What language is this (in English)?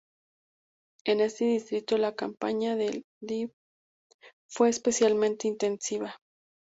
Spanish